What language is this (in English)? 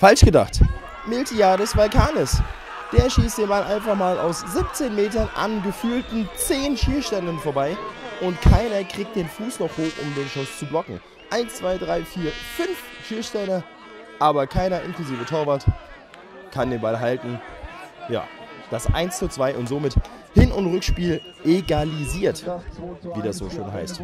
German